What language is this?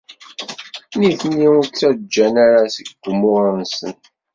Kabyle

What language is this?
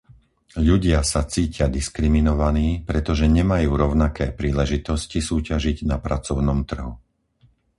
Slovak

